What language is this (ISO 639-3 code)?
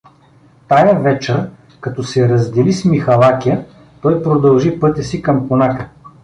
bul